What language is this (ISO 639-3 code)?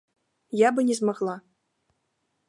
bel